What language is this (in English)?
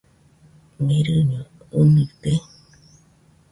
Nüpode Huitoto